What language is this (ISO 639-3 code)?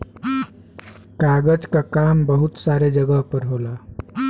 bho